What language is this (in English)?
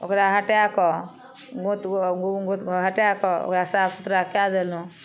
Maithili